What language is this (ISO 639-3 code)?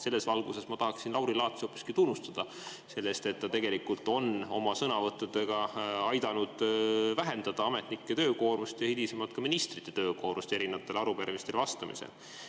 est